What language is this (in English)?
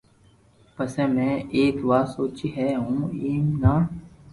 Loarki